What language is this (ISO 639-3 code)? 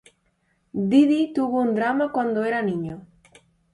spa